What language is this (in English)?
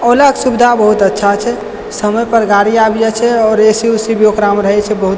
Maithili